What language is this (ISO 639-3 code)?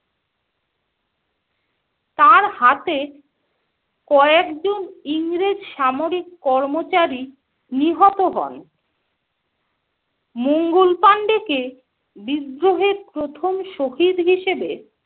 ben